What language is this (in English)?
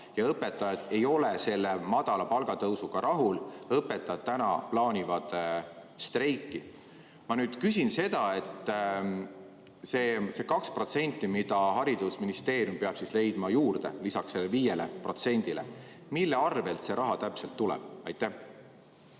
Estonian